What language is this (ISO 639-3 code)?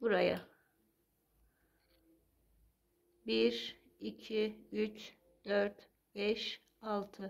tur